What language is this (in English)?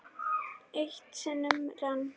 Icelandic